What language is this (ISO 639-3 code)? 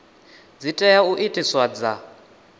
ven